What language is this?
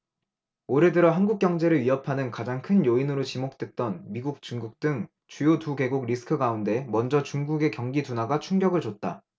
Korean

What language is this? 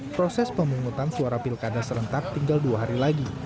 Indonesian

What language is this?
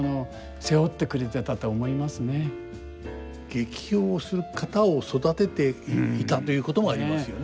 Japanese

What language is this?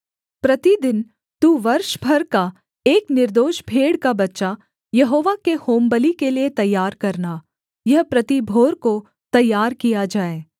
Hindi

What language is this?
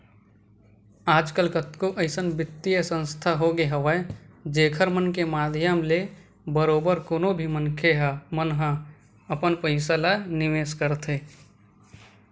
Chhattisgarhi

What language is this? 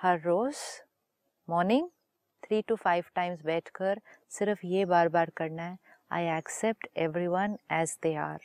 Hindi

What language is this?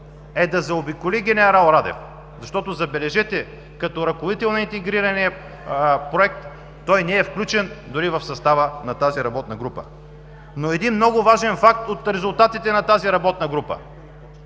Bulgarian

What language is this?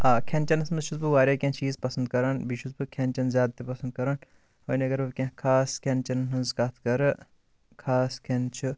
Kashmiri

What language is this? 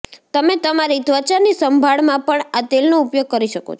Gujarati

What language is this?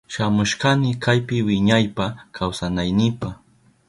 Southern Pastaza Quechua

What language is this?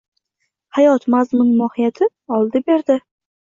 Uzbek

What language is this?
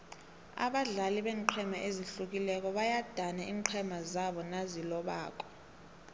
South Ndebele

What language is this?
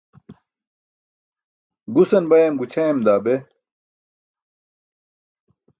Burushaski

